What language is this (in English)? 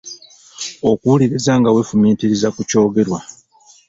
Ganda